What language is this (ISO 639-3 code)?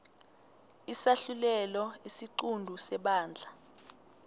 nbl